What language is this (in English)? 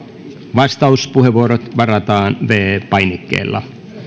Finnish